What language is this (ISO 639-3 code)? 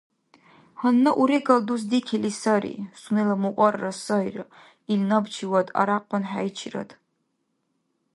dar